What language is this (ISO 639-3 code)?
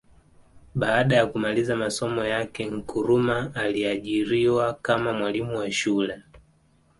swa